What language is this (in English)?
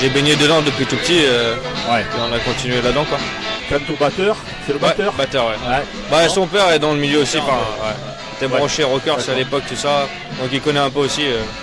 French